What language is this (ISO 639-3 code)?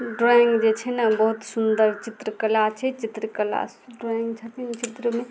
mai